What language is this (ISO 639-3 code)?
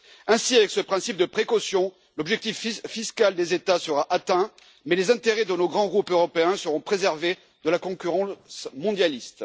fra